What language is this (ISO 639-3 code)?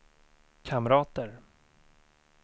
swe